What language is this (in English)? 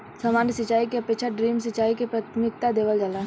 Bhojpuri